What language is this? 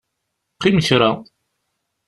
Kabyle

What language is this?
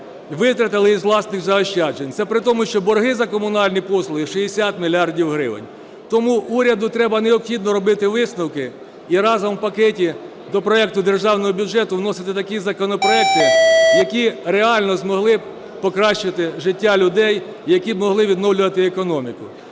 Ukrainian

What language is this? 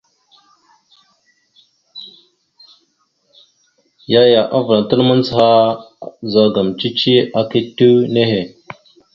Mada (Cameroon)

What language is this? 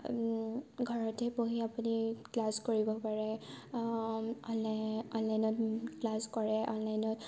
Assamese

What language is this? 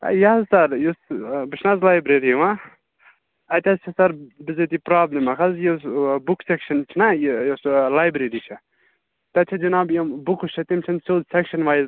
Kashmiri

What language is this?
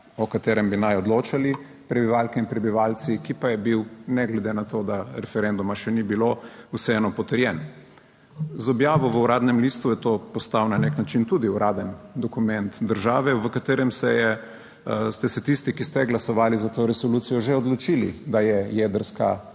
Slovenian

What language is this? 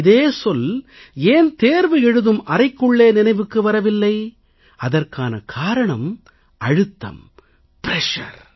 Tamil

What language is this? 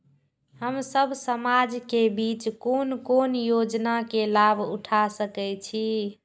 Maithili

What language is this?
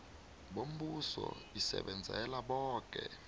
South Ndebele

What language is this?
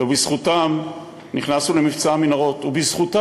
Hebrew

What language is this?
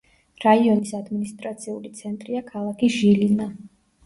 Georgian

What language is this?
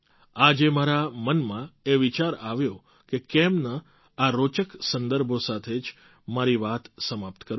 Gujarati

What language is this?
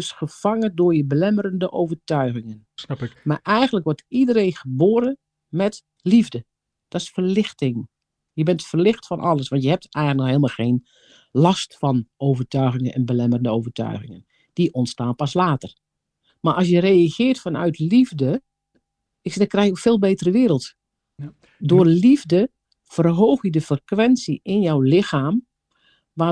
Dutch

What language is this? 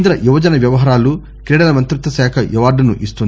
Telugu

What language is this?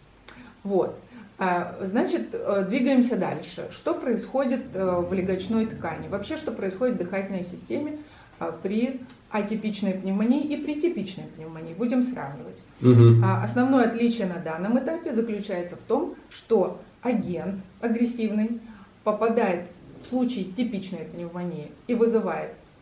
Russian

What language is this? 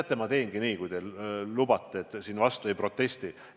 Estonian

